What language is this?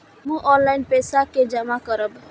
Maithili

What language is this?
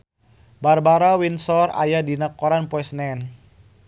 Sundanese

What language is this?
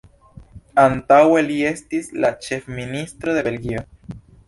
Esperanto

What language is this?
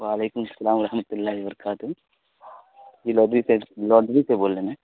Urdu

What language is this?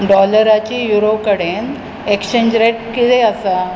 Konkani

